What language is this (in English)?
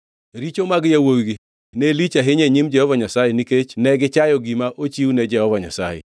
Luo (Kenya and Tanzania)